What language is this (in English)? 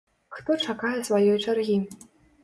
Belarusian